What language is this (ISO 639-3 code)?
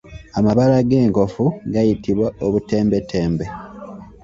lug